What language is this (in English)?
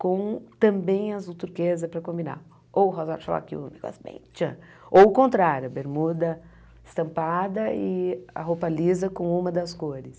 Portuguese